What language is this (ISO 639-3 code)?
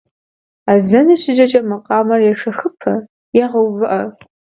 kbd